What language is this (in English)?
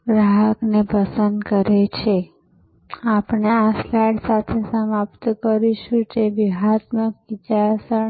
Gujarati